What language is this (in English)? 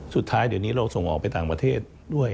Thai